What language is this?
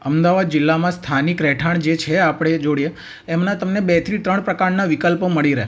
Gujarati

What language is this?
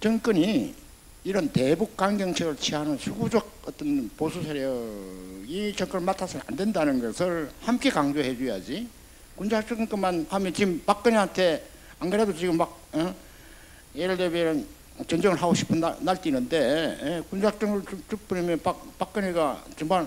Korean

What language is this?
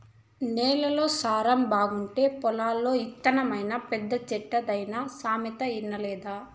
Telugu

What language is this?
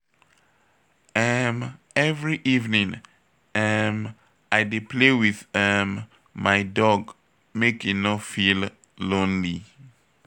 Nigerian Pidgin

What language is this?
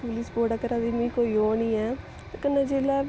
Dogri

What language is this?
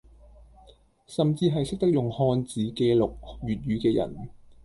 Cantonese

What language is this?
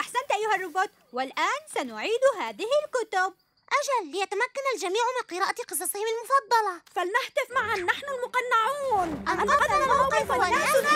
Arabic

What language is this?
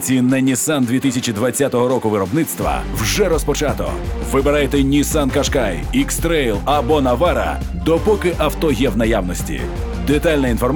Ukrainian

